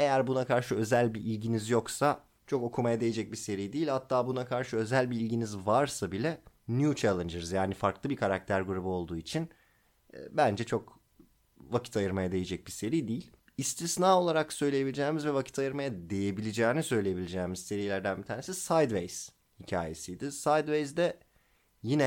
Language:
Turkish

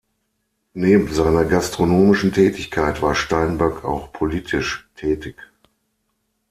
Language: German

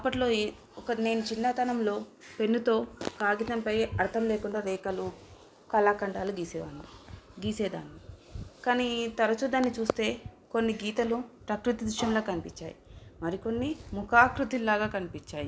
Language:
Telugu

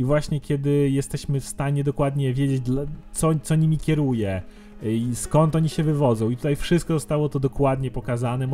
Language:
Polish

